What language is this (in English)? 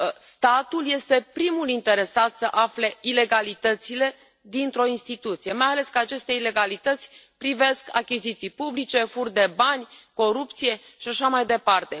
Romanian